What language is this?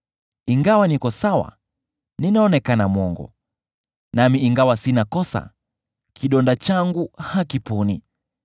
Swahili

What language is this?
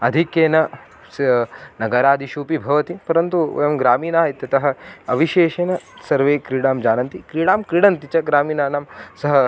Sanskrit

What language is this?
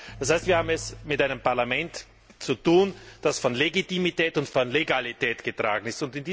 German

